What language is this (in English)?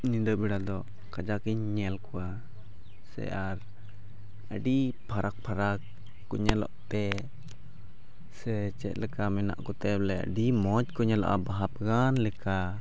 Santali